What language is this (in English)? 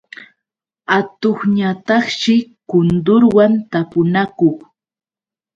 Yauyos Quechua